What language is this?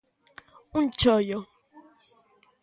Galician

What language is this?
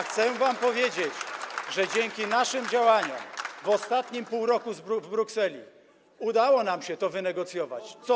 Polish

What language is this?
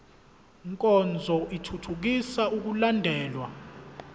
Zulu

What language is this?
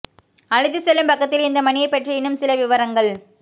Tamil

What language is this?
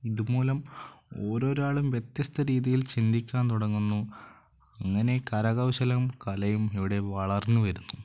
Malayalam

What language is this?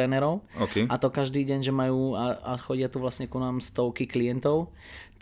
Slovak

